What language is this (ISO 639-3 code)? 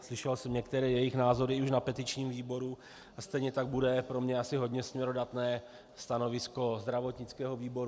ces